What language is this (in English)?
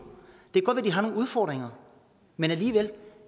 Danish